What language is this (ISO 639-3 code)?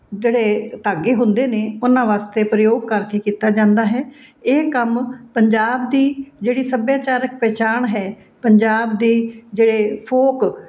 pan